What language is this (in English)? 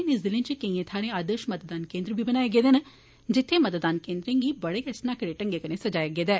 Dogri